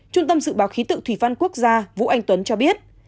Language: Vietnamese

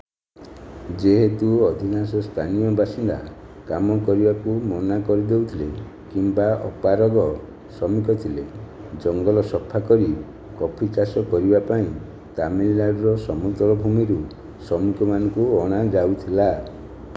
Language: Odia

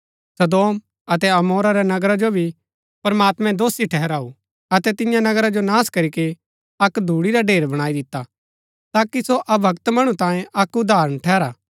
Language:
Gaddi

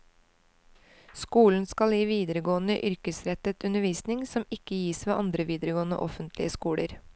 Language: Norwegian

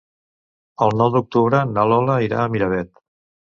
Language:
Catalan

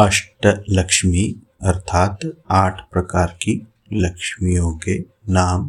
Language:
Hindi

